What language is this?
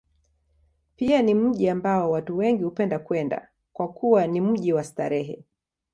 Swahili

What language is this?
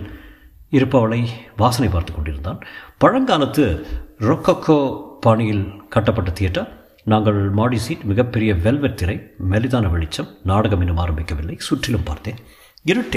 Tamil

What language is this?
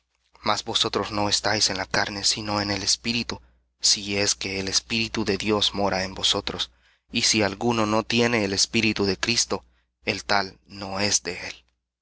Spanish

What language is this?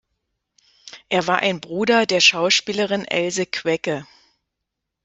German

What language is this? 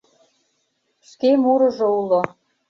Mari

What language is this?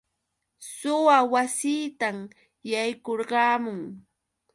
Yauyos Quechua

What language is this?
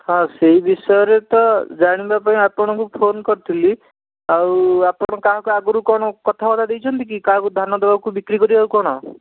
Odia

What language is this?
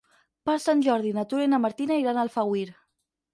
Catalan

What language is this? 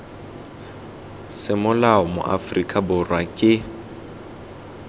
Tswana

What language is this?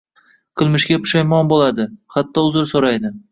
Uzbek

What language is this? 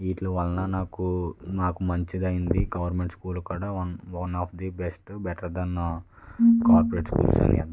Telugu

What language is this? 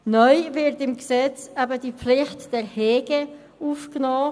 Swiss German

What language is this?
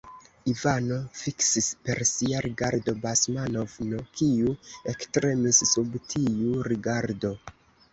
Esperanto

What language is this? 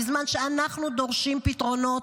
Hebrew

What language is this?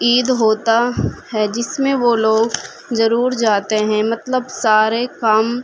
Urdu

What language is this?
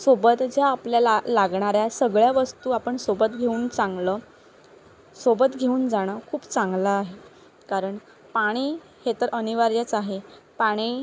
Marathi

